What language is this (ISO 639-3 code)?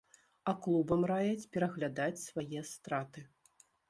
bel